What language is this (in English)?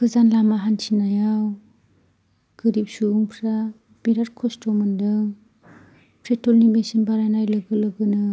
Bodo